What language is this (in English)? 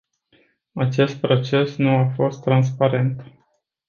Romanian